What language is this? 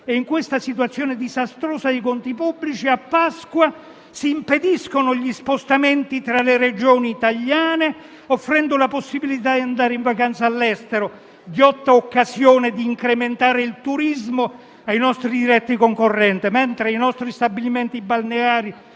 Italian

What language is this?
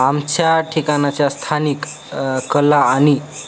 Marathi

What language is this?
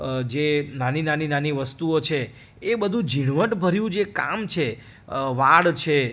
Gujarati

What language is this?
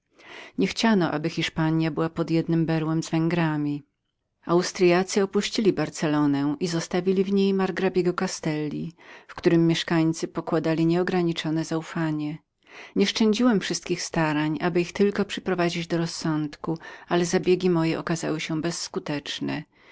Polish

